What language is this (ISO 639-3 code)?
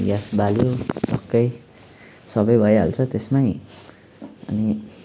nep